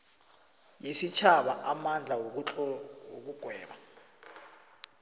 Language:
South Ndebele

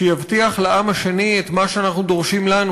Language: Hebrew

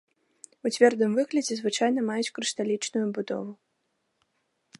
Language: Belarusian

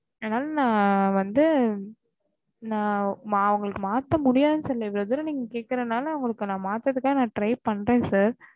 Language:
Tamil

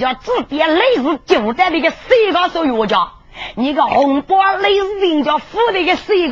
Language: Chinese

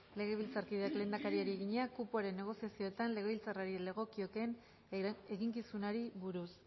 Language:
Basque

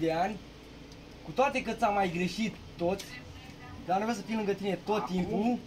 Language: Romanian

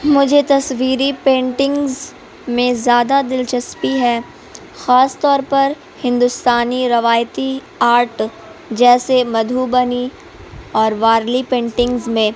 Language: Urdu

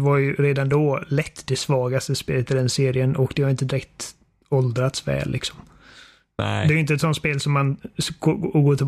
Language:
Swedish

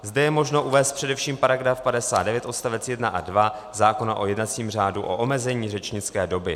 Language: Czech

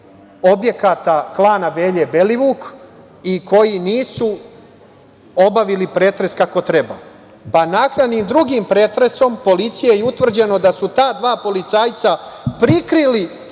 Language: Serbian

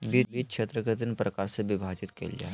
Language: Magahi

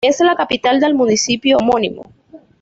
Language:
Spanish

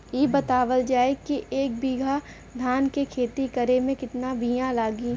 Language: Bhojpuri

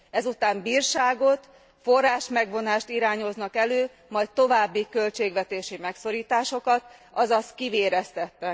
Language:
Hungarian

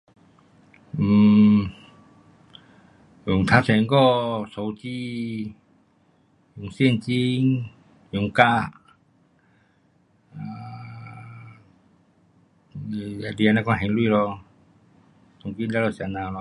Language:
Pu-Xian Chinese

